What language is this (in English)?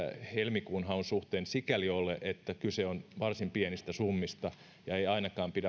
Finnish